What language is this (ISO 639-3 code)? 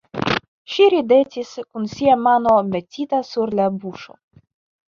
epo